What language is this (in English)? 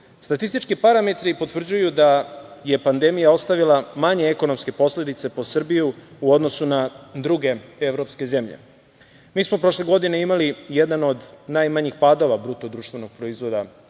Serbian